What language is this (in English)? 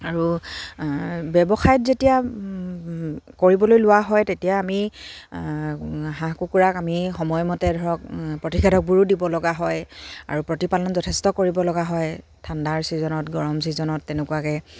Assamese